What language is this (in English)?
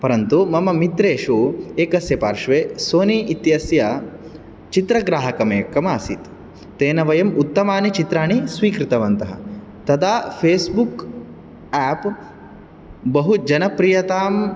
Sanskrit